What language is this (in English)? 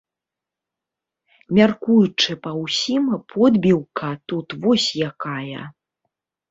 Belarusian